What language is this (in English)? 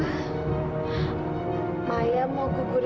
Indonesian